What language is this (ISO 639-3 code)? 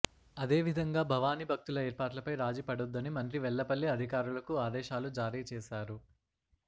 tel